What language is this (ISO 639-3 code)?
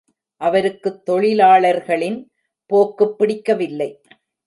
tam